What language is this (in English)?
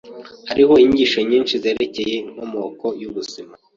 Kinyarwanda